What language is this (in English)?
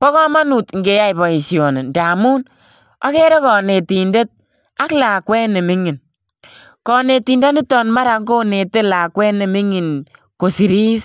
Kalenjin